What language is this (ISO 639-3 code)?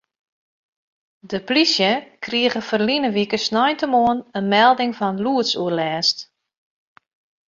fry